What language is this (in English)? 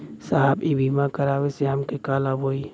Bhojpuri